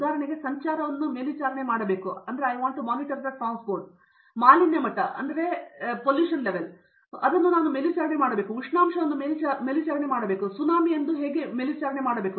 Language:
Kannada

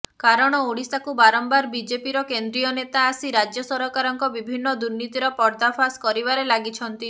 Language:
Odia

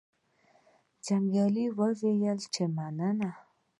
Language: Pashto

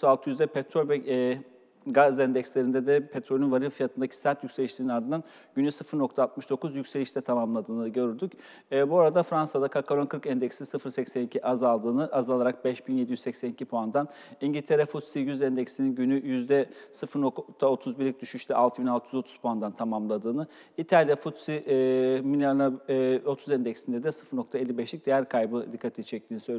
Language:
Turkish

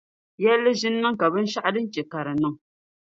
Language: Dagbani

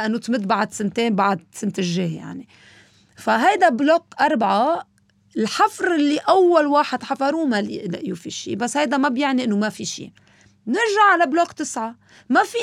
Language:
Arabic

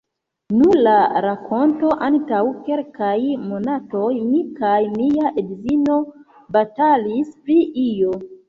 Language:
Esperanto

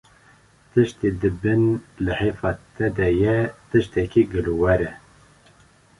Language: Kurdish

